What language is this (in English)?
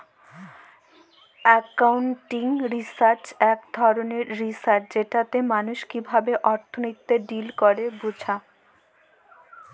Bangla